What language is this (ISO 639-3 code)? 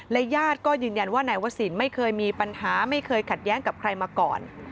tha